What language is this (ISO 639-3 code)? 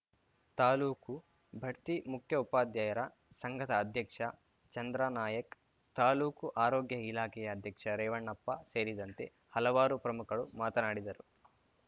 kan